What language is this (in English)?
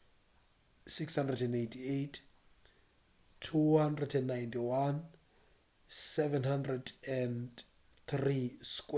Northern Sotho